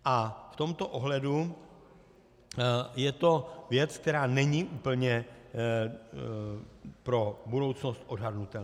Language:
Czech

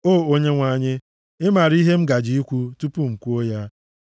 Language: Igbo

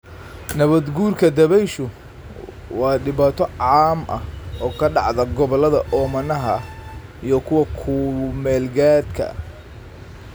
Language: Somali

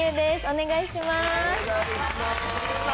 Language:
Japanese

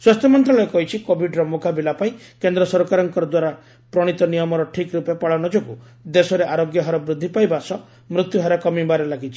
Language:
Odia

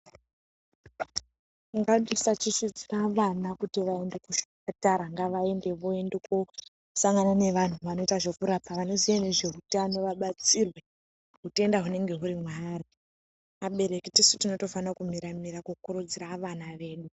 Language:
Ndau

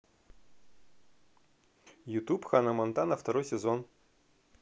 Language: Russian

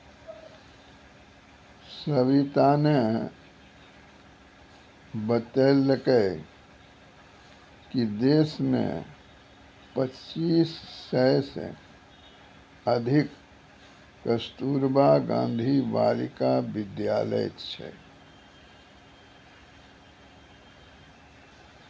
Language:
Maithili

